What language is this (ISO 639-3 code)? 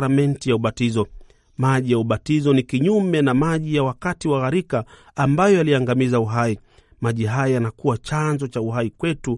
swa